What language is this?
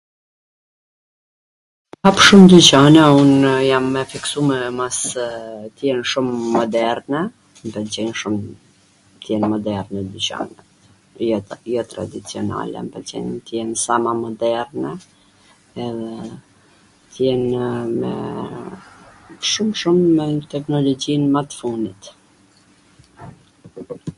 Gheg Albanian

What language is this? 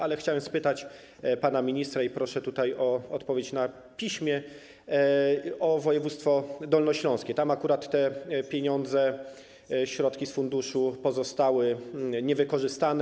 Polish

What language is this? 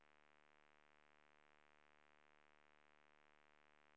Swedish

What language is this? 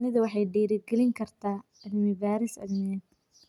Somali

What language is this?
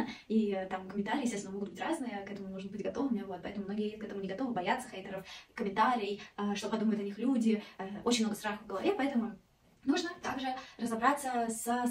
Russian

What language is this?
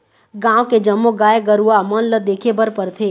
Chhattisgarhi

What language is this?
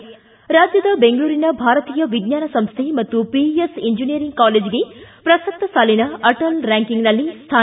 Kannada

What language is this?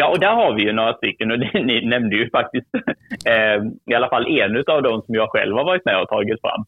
Swedish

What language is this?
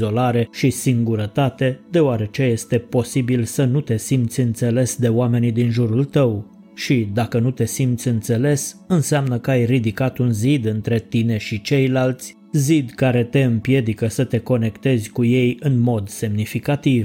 Romanian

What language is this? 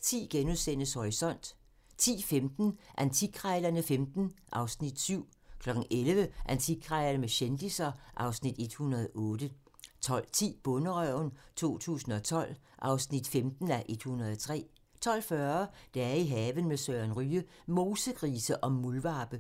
Danish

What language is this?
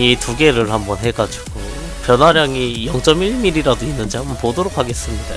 Korean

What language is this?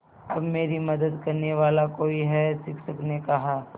Hindi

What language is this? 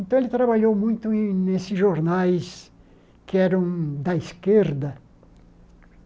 Portuguese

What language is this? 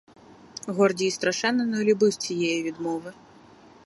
Ukrainian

